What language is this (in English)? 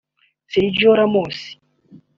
Kinyarwanda